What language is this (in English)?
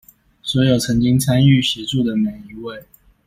Chinese